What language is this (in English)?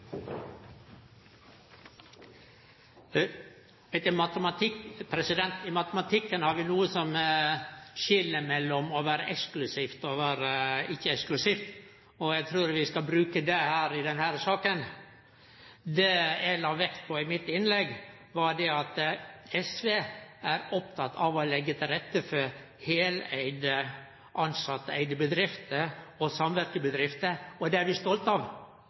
Norwegian